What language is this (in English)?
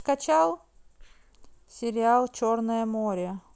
Russian